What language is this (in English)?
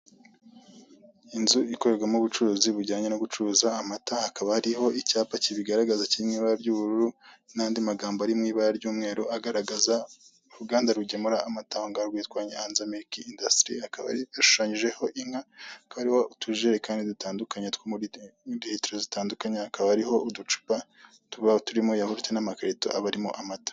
Kinyarwanda